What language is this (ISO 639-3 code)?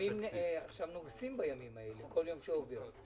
heb